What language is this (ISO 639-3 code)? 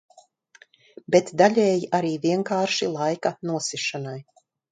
lav